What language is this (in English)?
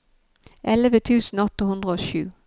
Norwegian